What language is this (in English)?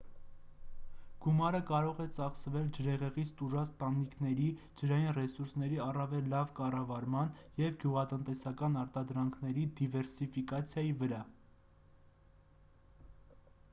Armenian